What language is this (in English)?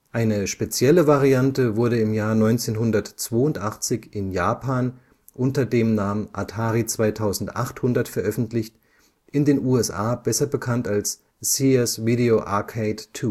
German